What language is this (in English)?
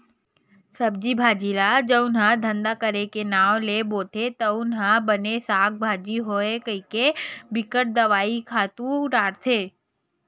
Chhattisgarhi